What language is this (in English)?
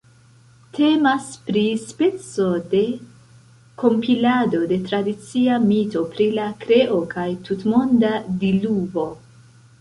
Esperanto